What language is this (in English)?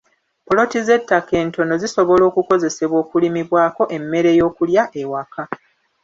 Ganda